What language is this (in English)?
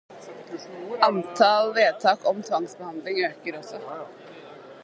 Norwegian Bokmål